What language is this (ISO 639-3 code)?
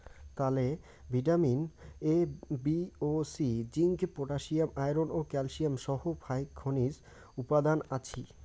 ben